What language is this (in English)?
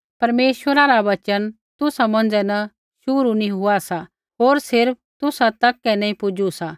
Kullu Pahari